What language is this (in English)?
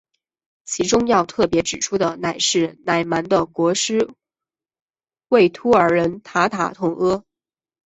Chinese